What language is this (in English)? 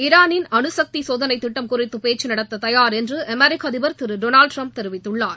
Tamil